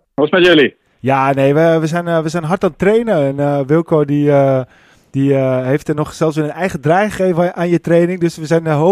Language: Dutch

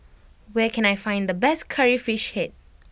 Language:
English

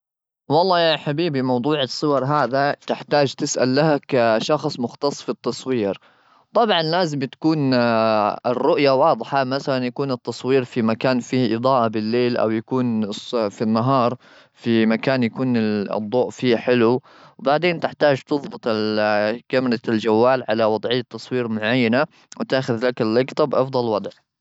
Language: Gulf Arabic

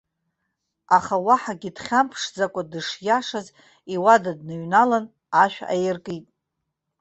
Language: Abkhazian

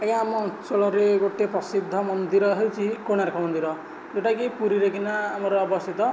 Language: Odia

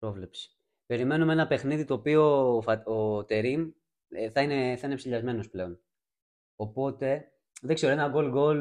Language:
Greek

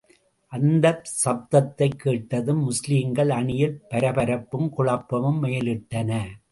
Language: Tamil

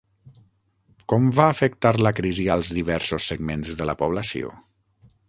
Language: Catalan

